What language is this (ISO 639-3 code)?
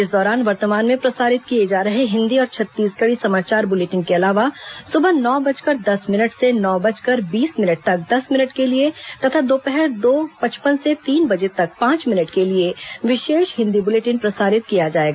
hin